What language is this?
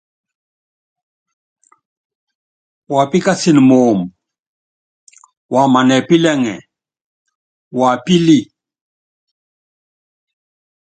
Yangben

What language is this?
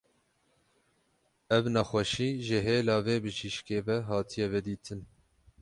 Kurdish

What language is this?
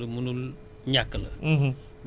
Wolof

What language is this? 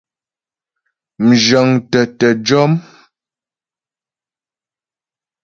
Ghomala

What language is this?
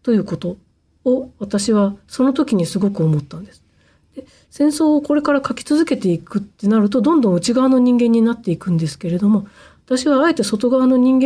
Japanese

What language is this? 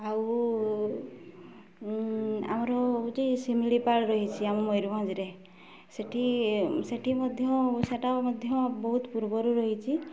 Odia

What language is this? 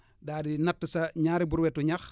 Wolof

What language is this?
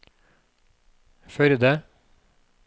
Norwegian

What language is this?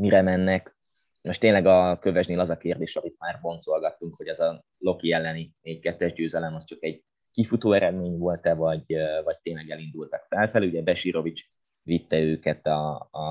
Hungarian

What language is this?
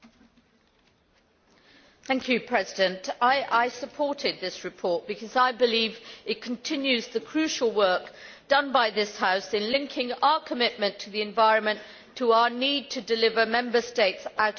English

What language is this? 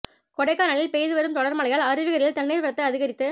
Tamil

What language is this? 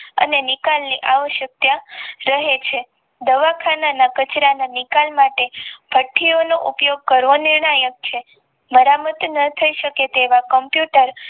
Gujarati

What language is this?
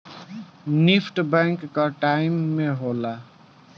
Bhojpuri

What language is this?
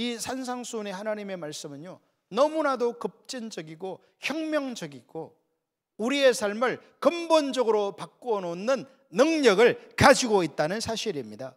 Korean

